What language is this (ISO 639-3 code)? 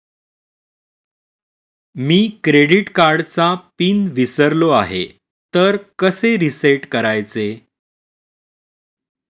mar